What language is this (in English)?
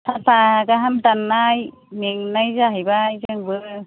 Bodo